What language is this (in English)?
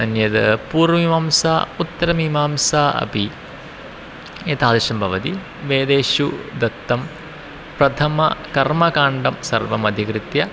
Sanskrit